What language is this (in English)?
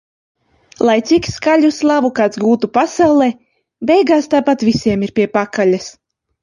Latvian